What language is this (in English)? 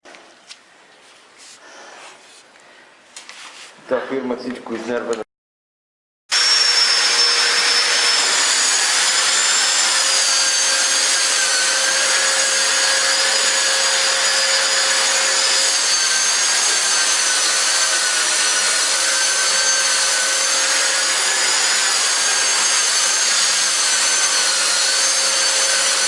Bulgarian